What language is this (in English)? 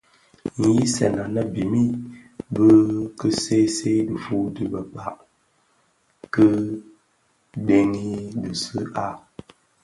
Bafia